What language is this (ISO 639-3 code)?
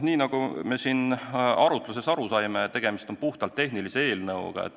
est